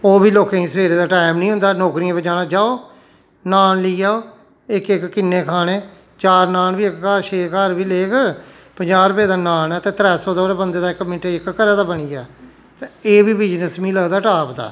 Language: Dogri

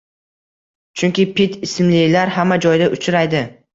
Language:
Uzbek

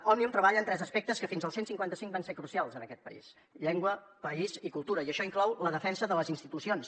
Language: Catalan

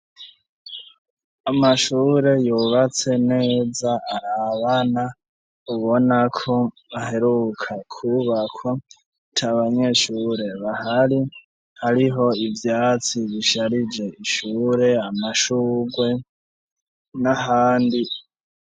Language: Rundi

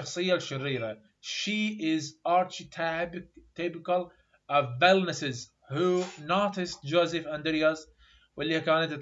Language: Arabic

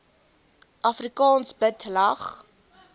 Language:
Afrikaans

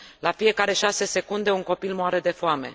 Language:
Romanian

